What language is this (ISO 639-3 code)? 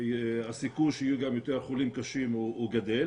heb